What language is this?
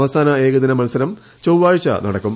Malayalam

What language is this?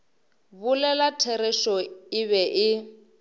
Northern Sotho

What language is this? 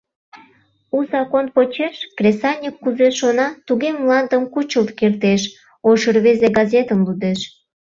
Mari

